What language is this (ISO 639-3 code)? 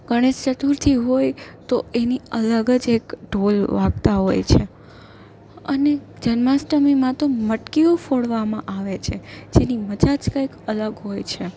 guj